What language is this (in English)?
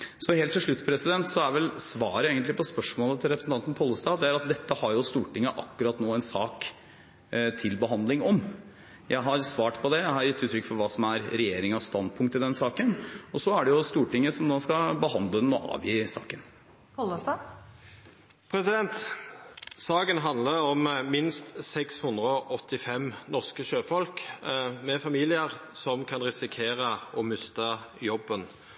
Norwegian